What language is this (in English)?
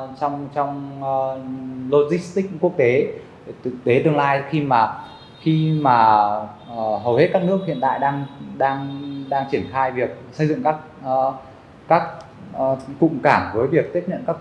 Vietnamese